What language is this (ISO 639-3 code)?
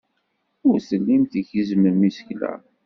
kab